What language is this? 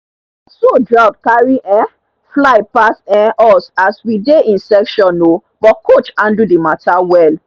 Nigerian Pidgin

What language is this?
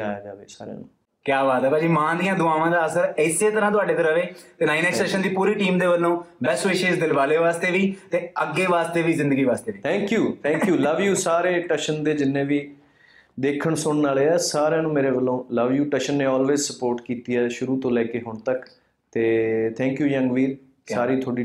Punjabi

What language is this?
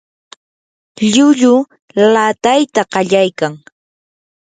Yanahuanca Pasco Quechua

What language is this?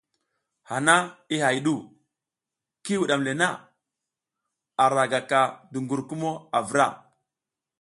South Giziga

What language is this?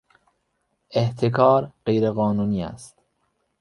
Persian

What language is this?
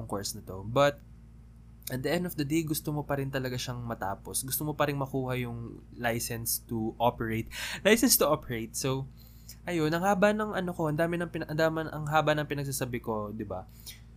Filipino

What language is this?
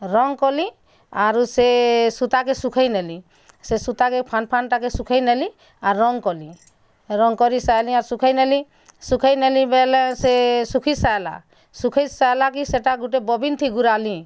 Odia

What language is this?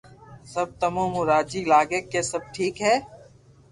Loarki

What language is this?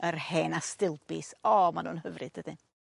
Welsh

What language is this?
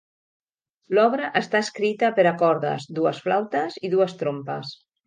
Catalan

